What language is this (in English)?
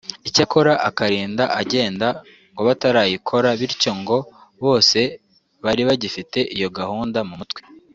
Kinyarwanda